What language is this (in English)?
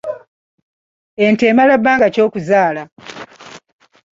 Ganda